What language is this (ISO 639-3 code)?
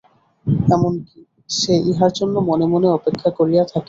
ben